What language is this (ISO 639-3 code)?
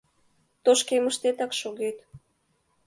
chm